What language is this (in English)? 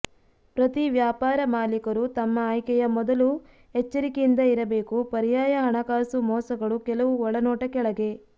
Kannada